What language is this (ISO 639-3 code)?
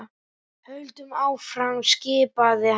isl